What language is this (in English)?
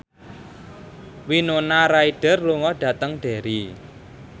Javanese